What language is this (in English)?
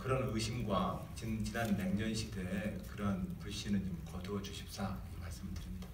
Korean